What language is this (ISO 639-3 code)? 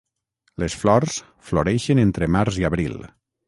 cat